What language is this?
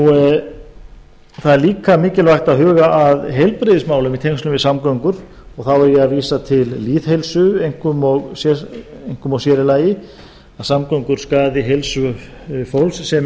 Icelandic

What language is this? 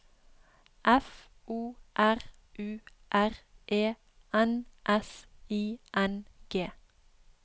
Norwegian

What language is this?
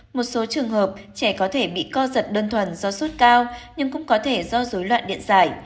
Vietnamese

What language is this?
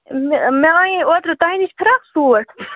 Kashmiri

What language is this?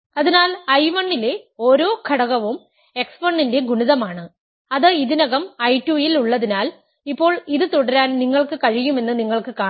Malayalam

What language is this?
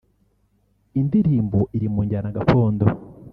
Kinyarwanda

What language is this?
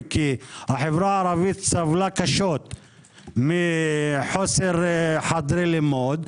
Hebrew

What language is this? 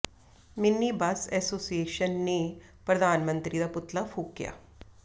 Punjabi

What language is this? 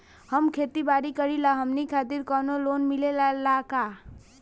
Bhojpuri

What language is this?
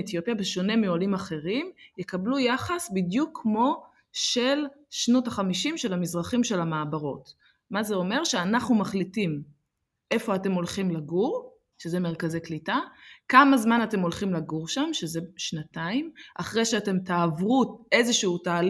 Hebrew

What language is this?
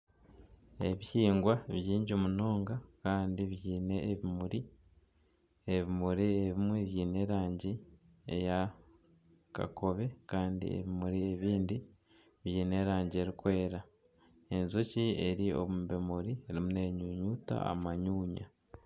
Nyankole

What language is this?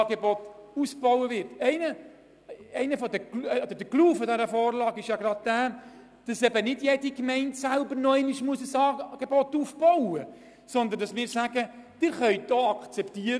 Swiss German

